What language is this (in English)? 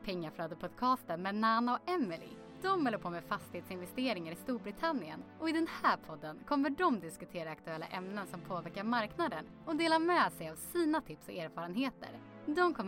Swedish